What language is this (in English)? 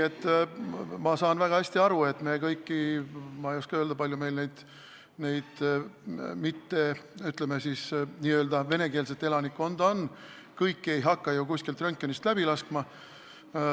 Estonian